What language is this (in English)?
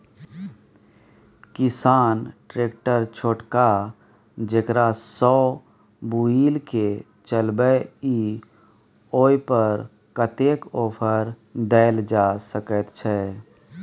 Maithili